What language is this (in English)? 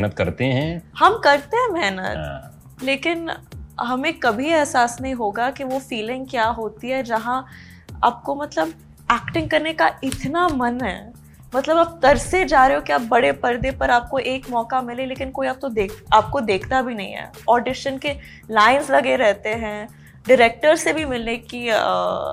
Hindi